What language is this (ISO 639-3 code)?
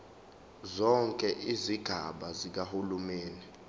zul